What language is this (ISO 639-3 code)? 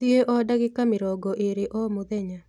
kik